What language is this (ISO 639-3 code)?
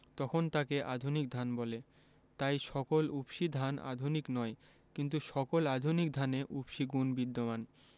ben